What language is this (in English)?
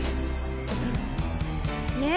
Japanese